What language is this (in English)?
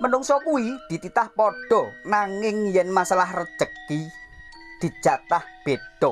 Indonesian